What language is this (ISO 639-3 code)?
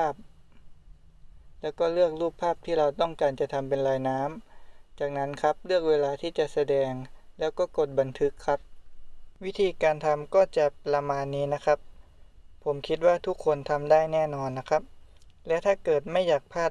tha